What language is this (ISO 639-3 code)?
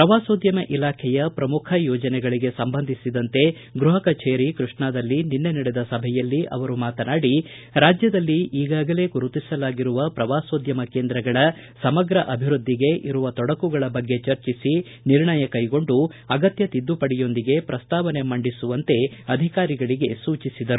kan